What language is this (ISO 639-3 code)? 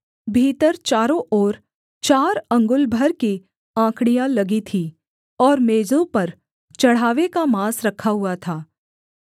hin